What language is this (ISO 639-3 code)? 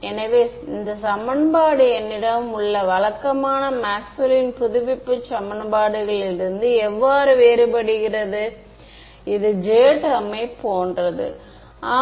tam